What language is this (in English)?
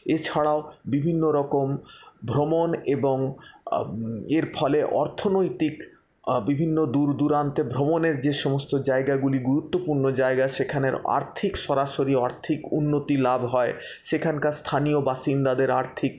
Bangla